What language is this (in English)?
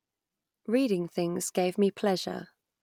English